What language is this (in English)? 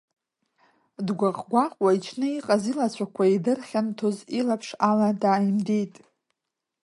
Abkhazian